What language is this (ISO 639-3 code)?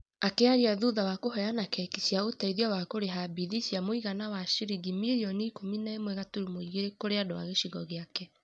kik